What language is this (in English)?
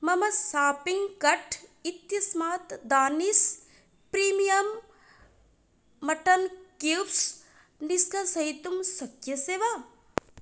Sanskrit